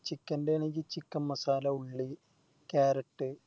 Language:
Malayalam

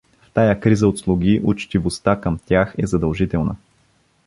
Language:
Bulgarian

